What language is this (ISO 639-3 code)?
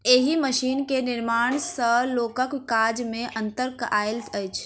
mai